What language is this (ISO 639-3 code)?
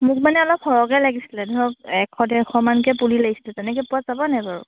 asm